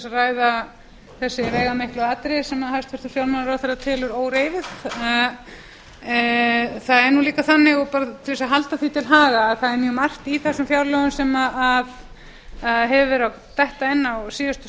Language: Icelandic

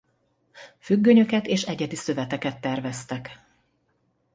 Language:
Hungarian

